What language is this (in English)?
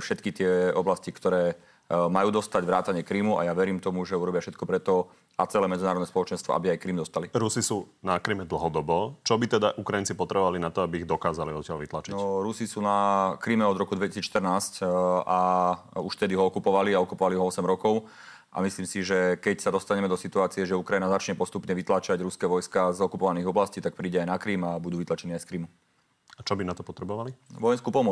Slovak